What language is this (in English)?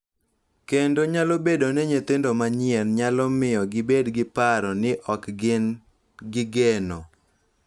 Luo (Kenya and Tanzania)